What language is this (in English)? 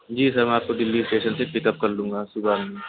Urdu